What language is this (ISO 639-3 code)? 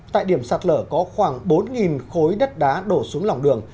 vie